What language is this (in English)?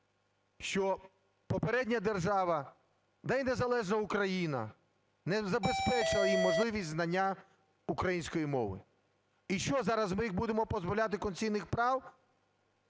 Ukrainian